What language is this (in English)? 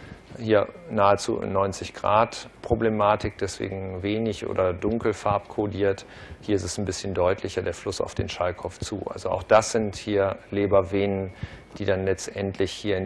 German